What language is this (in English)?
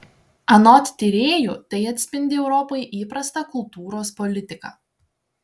Lithuanian